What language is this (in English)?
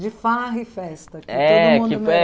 Portuguese